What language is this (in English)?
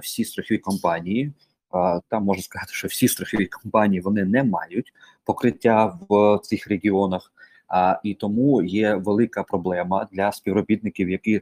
Ukrainian